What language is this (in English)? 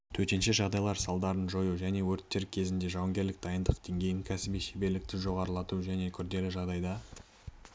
Kazakh